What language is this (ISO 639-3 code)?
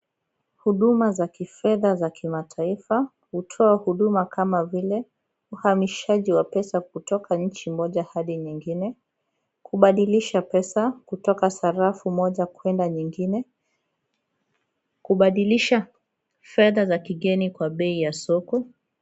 swa